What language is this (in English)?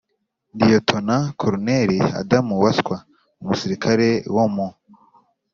Kinyarwanda